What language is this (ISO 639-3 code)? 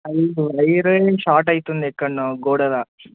tel